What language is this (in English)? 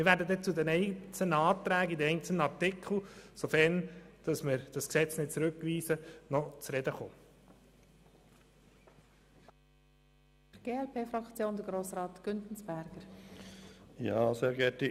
Swiss German